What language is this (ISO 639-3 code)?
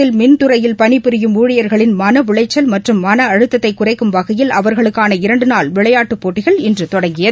tam